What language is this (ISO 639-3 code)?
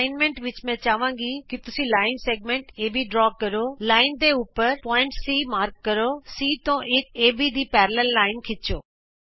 pan